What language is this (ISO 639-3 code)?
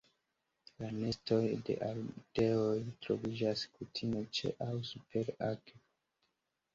epo